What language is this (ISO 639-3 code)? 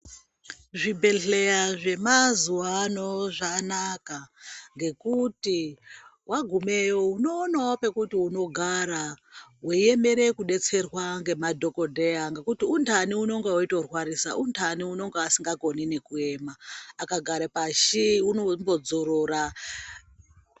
ndc